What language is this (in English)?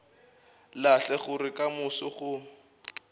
Northern Sotho